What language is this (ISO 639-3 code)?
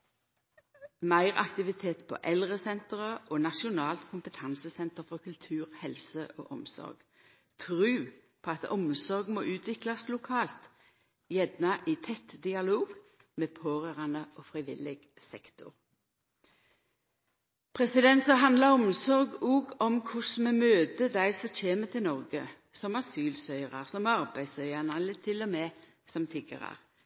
nno